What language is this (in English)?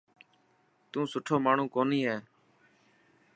Dhatki